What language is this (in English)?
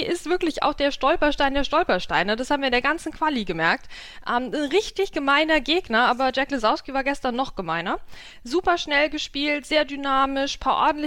German